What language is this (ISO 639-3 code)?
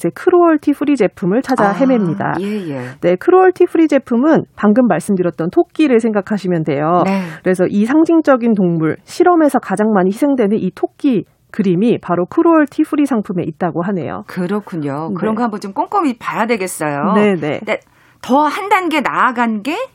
kor